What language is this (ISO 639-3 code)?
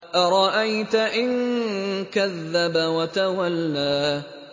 ara